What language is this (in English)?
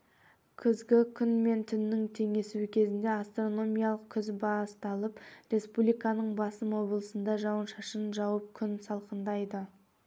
Kazakh